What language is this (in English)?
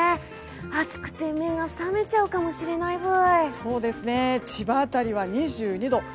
Japanese